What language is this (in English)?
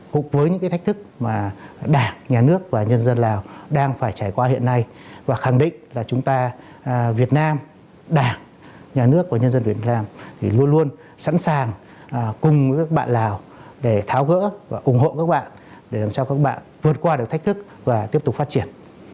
Vietnamese